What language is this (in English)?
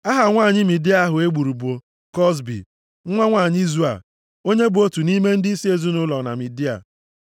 Igbo